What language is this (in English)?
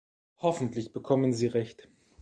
German